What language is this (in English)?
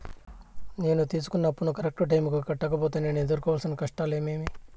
Telugu